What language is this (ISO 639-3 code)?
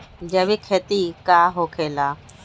mag